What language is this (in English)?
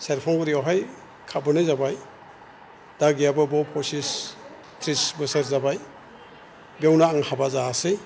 Bodo